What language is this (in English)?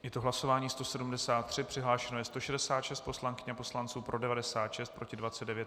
Czech